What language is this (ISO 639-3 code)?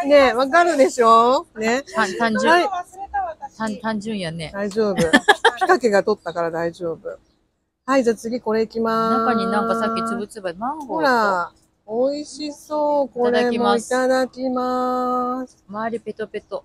jpn